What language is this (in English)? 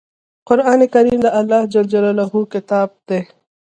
Pashto